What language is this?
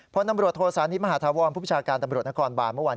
Thai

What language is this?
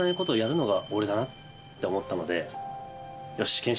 Japanese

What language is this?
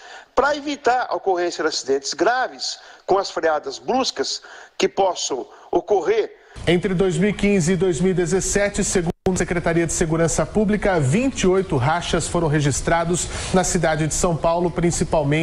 Portuguese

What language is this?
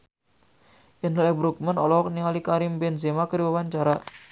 Sundanese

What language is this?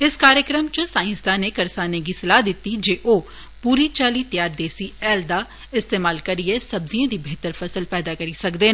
Dogri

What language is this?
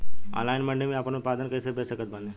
Bhojpuri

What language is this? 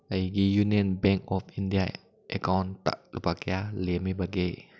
Manipuri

